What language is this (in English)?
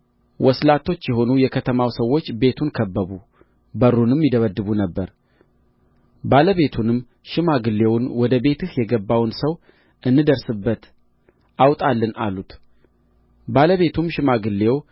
Amharic